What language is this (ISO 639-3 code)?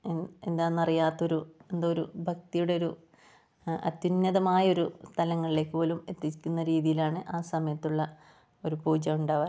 mal